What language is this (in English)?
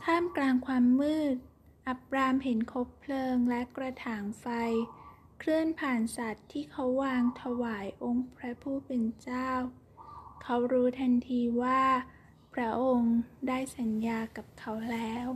Thai